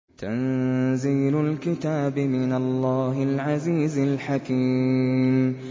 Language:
Arabic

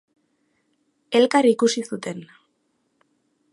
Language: Basque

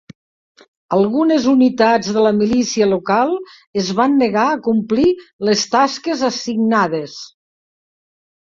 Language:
Catalan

